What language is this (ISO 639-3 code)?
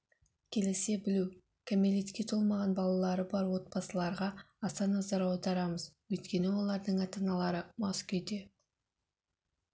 kaz